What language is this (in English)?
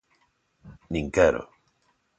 Galician